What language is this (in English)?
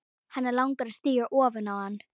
Icelandic